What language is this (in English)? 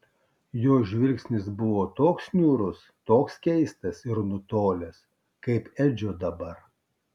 Lithuanian